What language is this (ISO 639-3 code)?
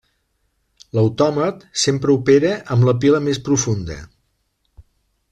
cat